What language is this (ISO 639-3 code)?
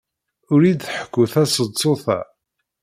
kab